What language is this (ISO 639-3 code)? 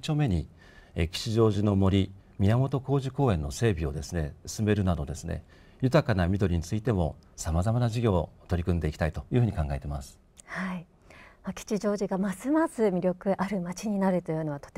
jpn